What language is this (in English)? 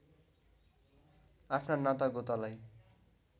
Nepali